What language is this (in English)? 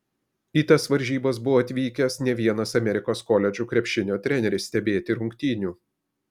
Lithuanian